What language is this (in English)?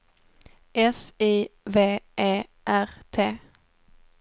Swedish